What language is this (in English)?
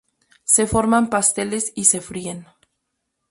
Spanish